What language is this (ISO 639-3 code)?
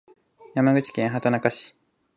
jpn